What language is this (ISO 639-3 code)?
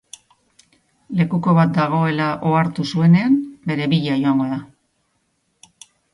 eus